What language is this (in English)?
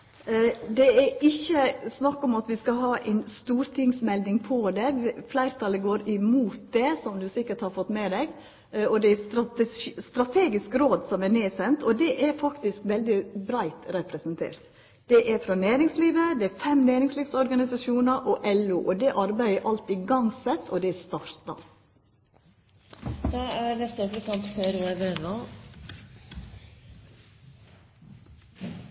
Norwegian